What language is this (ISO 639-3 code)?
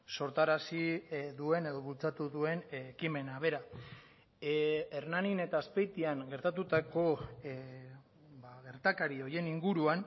eus